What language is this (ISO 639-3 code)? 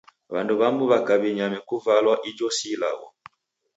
dav